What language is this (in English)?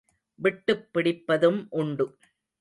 Tamil